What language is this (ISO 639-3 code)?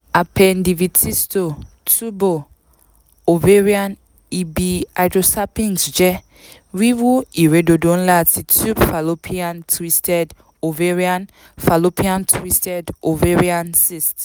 yor